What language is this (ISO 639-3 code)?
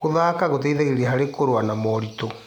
kik